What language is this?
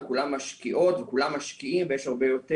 Hebrew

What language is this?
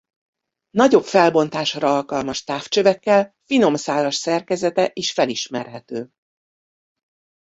Hungarian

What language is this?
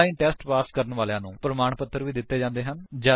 Punjabi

